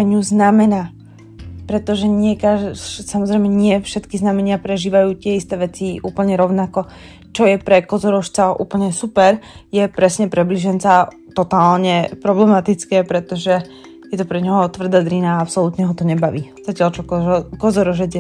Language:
Slovak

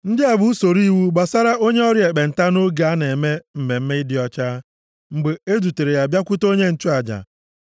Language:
Igbo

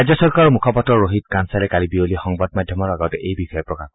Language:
Assamese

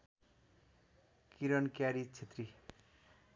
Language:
Nepali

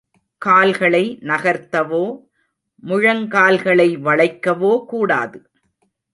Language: Tamil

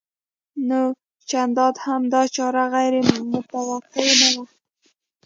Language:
Pashto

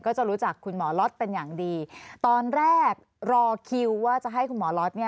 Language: Thai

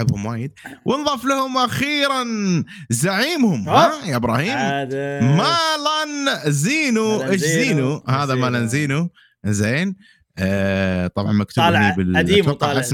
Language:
Arabic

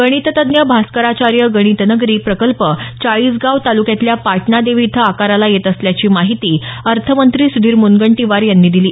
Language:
Marathi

